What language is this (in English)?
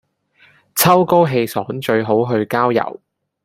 Cantonese